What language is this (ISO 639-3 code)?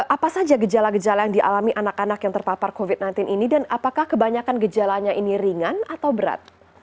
ind